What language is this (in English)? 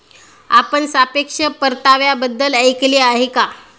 Marathi